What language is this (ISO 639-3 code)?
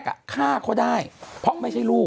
tha